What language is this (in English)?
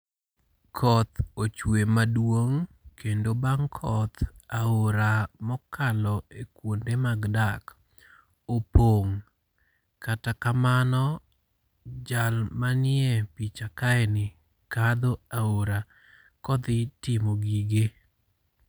Luo (Kenya and Tanzania)